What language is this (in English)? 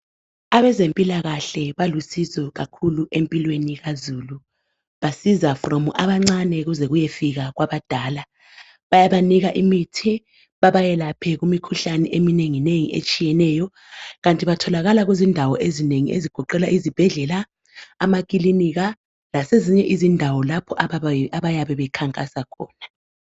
North Ndebele